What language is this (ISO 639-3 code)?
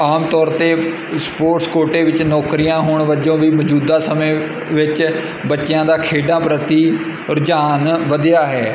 pan